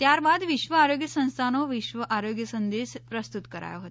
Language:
Gujarati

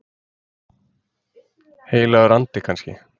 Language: Icelandic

